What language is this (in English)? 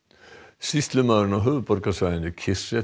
Icelandic